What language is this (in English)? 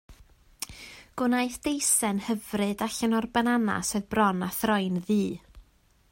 Welsh